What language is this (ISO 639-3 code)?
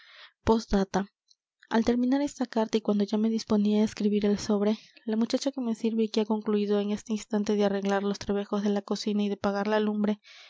spa